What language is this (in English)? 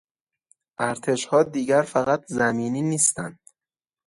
Persian